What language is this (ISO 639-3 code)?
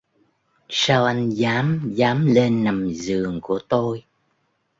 vie